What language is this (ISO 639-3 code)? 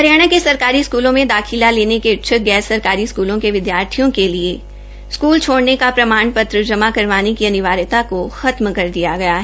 hin